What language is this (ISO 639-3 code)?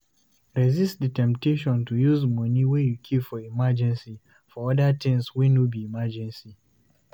pcm